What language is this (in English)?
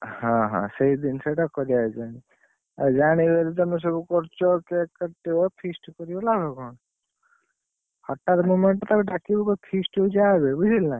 Odia